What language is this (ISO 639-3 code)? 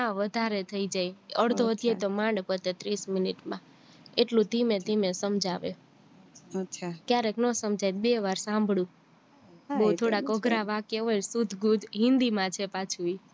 guj